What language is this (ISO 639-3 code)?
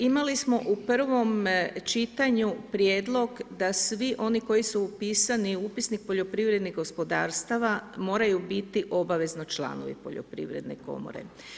hrv